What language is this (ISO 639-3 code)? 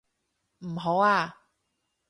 yue